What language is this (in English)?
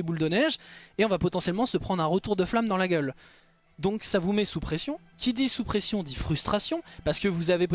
French